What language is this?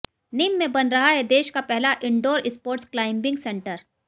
Hindi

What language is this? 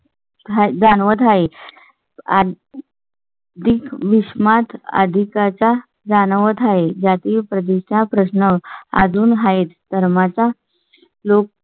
Marathi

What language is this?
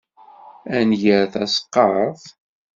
Kabyle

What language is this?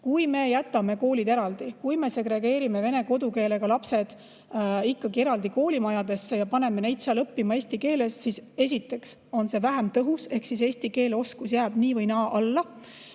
Estonian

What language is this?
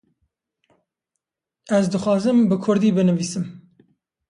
Kurdish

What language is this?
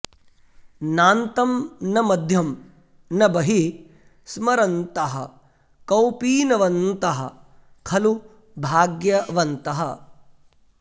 Sanskrit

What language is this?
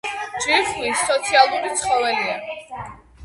Georgian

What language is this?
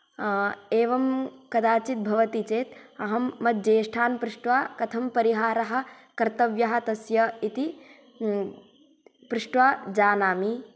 Sanskrit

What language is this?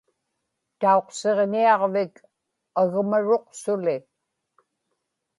Inupiaq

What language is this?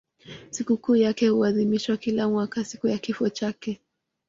Swahili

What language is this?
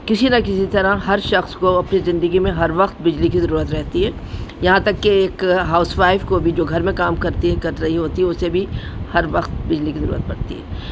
Urdu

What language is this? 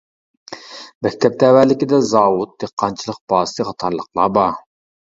Uyghur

